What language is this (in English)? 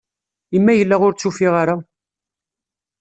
Kabyle